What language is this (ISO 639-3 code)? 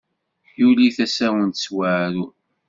kab